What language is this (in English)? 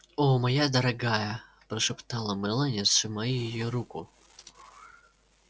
Russian